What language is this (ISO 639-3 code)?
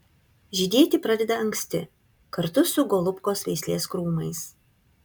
lit